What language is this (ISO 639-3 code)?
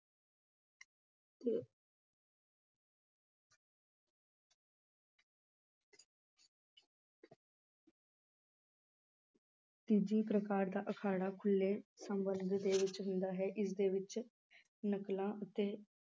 pan